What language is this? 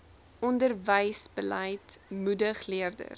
Afrikaans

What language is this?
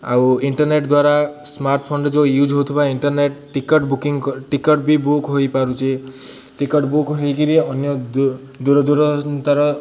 Odia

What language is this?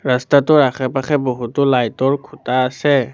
Assamese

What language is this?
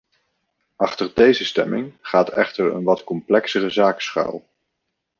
Dutch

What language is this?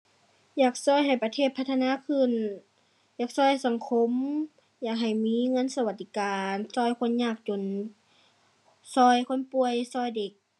Thai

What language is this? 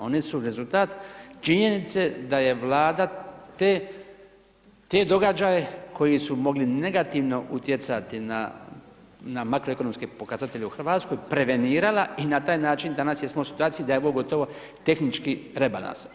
Croatian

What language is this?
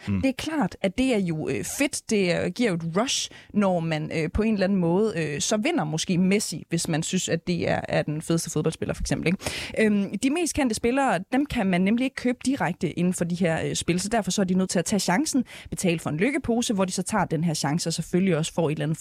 Danish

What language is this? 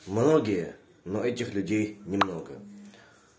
Russian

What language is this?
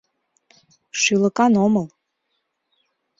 Mari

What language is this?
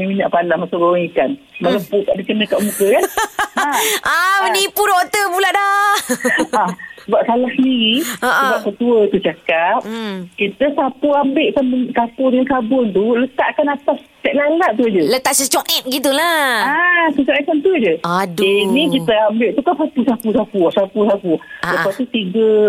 Malay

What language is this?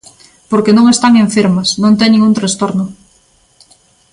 Galician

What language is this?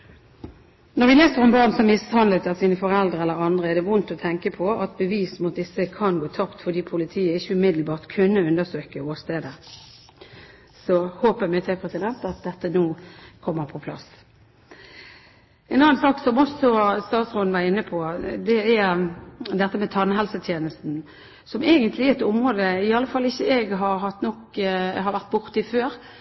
Norwegian Bokmål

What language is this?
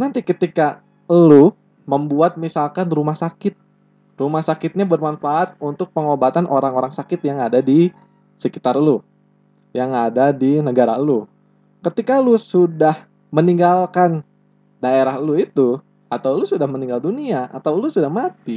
Indonesian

